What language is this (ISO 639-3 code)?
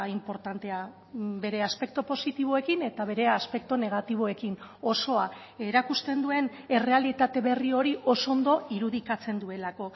eus